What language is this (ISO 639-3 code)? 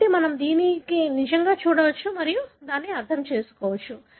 tel